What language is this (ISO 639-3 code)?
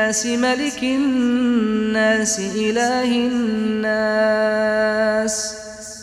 ara